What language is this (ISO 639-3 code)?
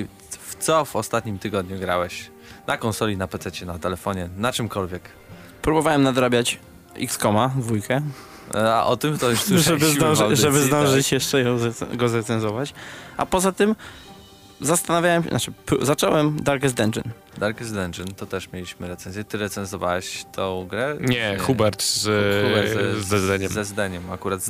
pol